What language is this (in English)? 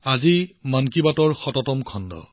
Assamese